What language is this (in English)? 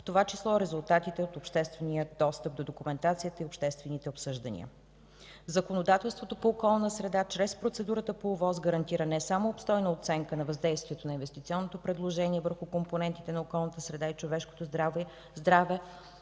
Bulgarian